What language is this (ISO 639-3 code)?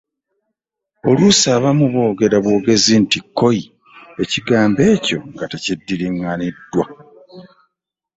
lug